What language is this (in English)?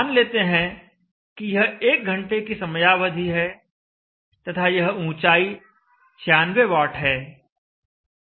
Hindi